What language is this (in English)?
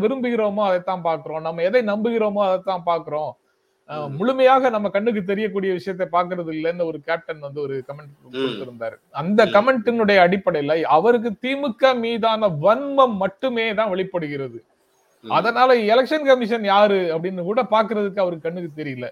Tamil